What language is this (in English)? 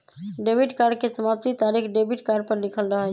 Magahi